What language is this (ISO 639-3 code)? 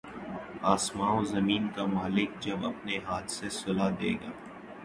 urd